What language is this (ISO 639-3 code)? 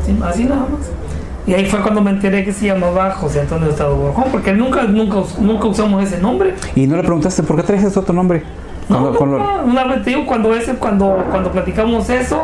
spa